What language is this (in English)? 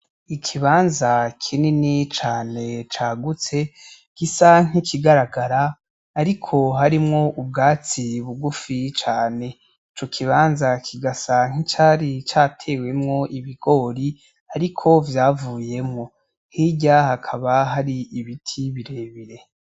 Rundi